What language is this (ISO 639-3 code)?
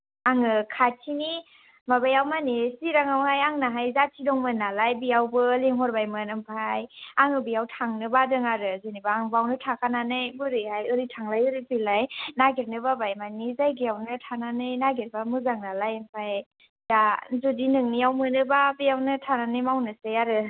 brx